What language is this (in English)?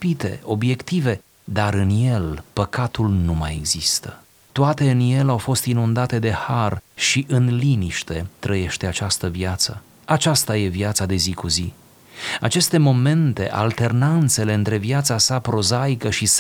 Romanian